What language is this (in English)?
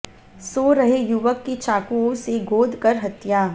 Hindi